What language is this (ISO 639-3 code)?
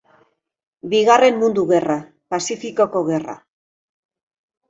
eus